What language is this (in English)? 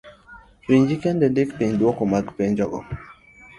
Luo (Kenya and Tanzania)